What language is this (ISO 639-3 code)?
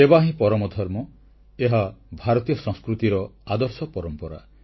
ori